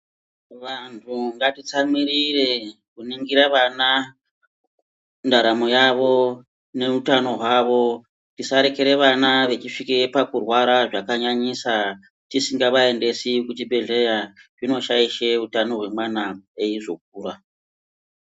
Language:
Ndau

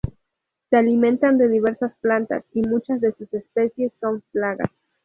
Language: Spanish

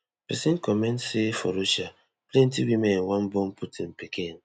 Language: Nigerian Pidgin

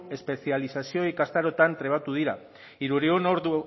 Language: Basque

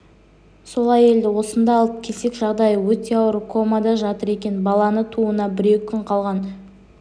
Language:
Kazakh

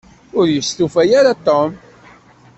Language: Kabyle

